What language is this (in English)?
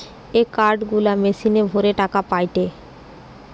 Bangla